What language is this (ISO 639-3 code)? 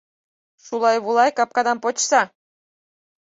chm